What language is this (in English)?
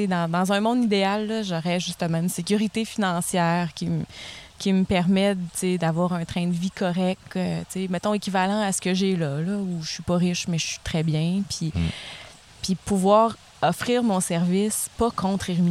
French